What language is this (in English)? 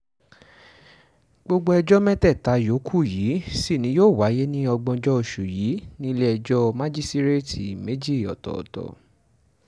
Yoruba